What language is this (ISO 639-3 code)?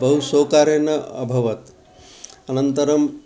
san